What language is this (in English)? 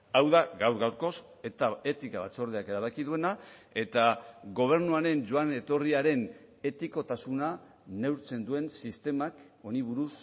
Basque